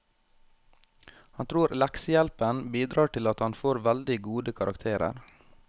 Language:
Norwegian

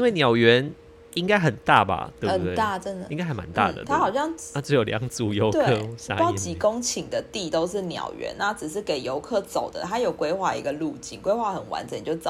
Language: Chinese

